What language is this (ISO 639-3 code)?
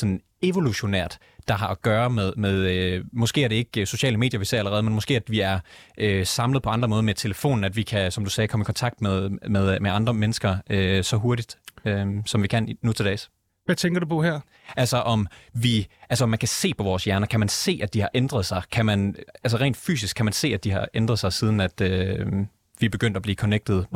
dan